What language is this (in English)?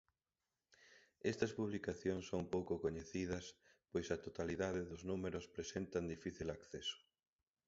Galician